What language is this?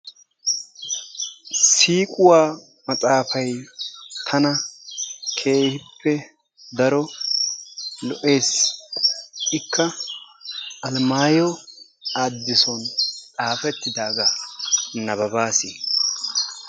Wolaytta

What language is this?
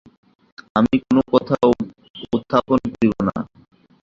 Bangla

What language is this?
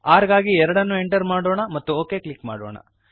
Kannada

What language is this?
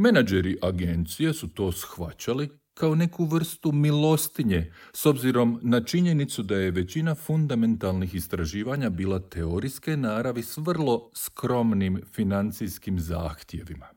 Croatian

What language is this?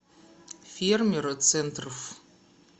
Russian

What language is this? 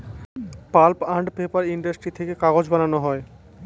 Bangla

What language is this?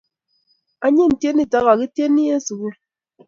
Kalenjin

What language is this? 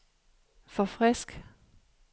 Danish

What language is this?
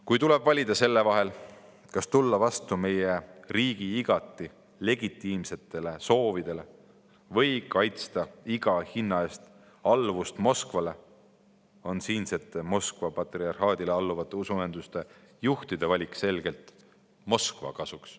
Estonian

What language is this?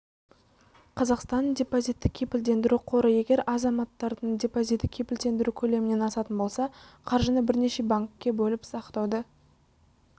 Kazakh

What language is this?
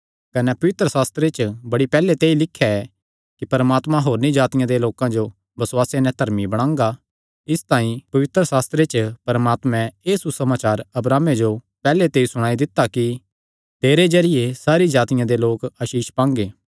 Kangri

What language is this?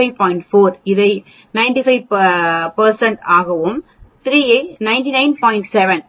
Tamil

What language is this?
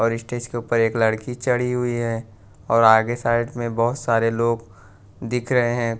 Hindi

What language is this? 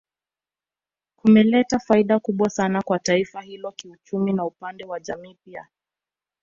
Swahili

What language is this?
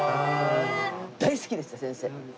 Japanese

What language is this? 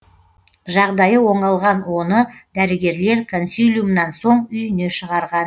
Kazakh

